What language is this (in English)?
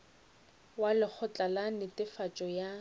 Northern Sotho